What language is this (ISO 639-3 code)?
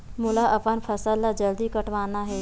hne